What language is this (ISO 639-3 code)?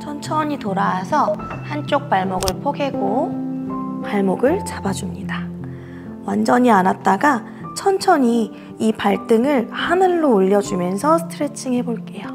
kor